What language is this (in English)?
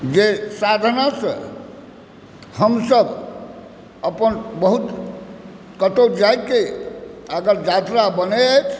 Maithili